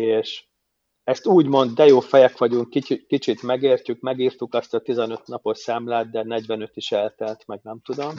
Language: Hungarian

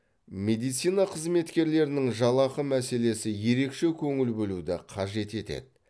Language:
Kazakh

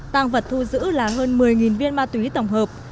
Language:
Vietnamese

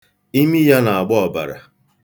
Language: Igbo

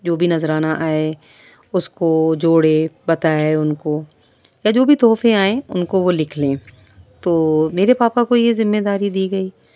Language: Urdu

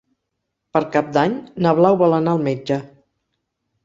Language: Catalan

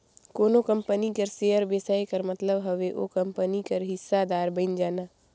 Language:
Chhattisgarhi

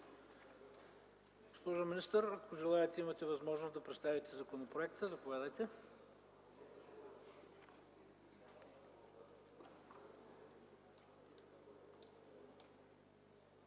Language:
Bulgarian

